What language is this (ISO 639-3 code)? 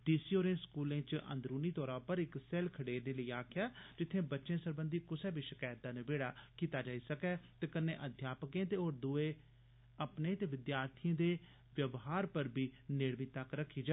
doi